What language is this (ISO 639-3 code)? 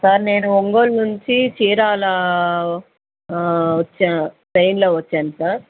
tel